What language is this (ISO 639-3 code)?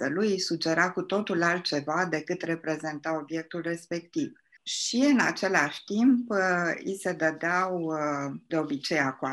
ron